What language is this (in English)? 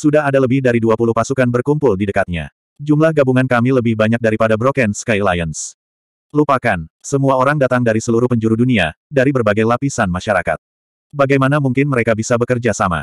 Indonesian